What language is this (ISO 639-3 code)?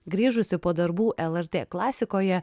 lit